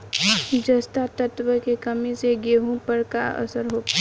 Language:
Bhojpuri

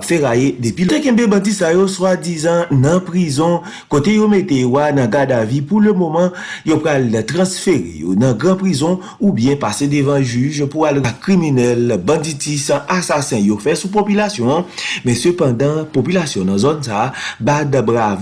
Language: French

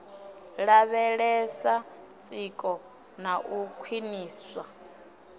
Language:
Venda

